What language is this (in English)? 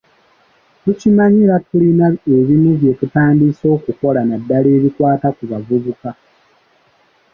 Ganda